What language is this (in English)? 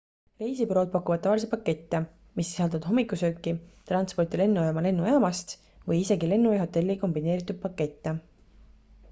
Estonian